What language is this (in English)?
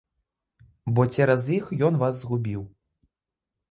Belarusian